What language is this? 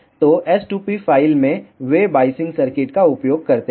Hindi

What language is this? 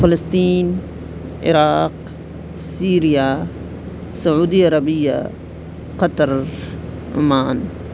Urdu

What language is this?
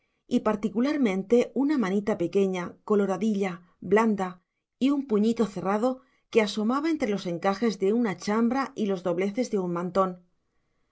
Spanish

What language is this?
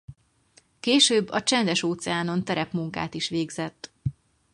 Hungarian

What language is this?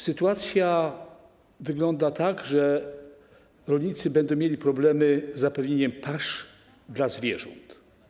Polish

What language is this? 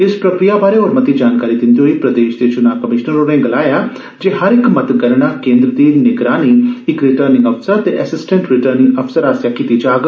Dogri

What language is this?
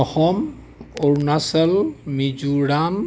Assamese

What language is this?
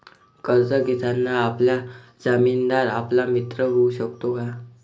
Marathi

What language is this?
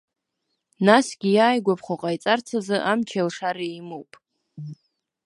Abkhazian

